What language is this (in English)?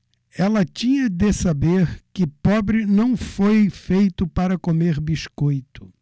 Portuguese